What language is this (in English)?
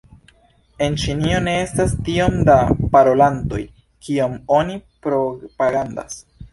Esperanto